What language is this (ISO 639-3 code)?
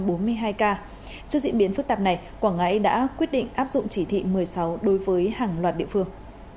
vie